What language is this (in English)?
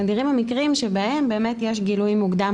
Hebrew